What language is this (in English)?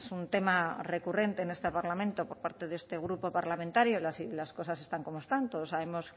Spanish